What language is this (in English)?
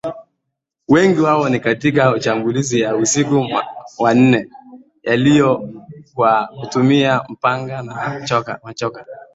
Swahili